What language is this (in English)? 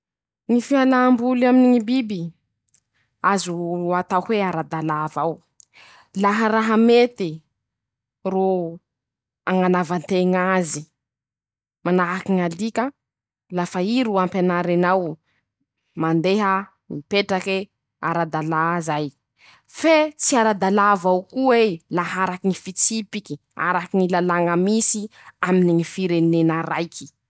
Masikoro Malagasy